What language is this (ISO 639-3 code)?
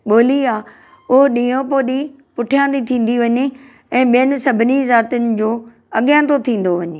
snd